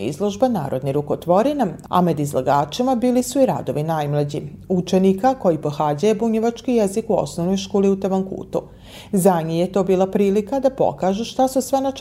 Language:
Croatian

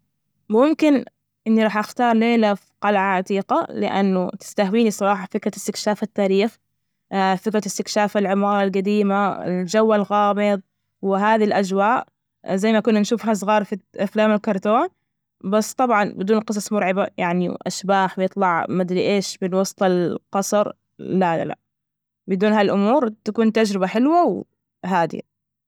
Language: Najdi Arabic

